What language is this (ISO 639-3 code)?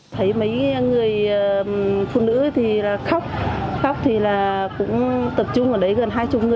vie